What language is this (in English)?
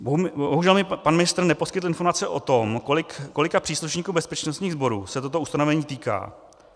Czech